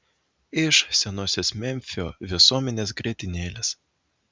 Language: Lithuanian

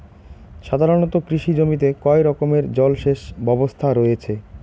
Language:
Bangla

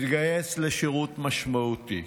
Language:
Hebrew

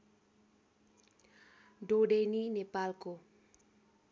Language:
Nepali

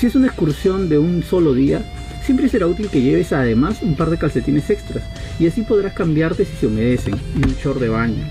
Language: Spanish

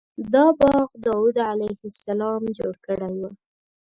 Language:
Pashto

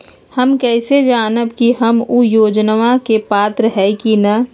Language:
Magahi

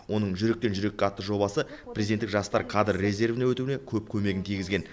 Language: Kazakh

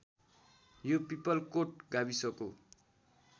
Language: Nepali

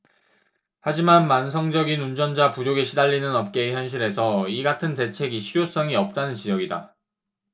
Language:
Korean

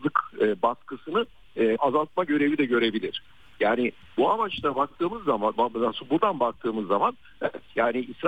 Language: Turkish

